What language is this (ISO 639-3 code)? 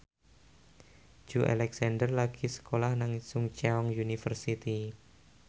jav